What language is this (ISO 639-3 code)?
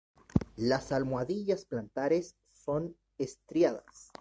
spa